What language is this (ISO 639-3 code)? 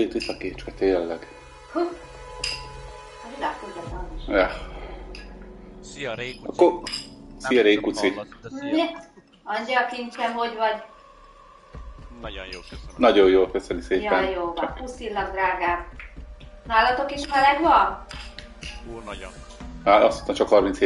hun